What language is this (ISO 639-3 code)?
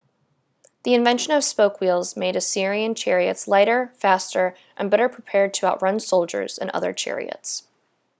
eng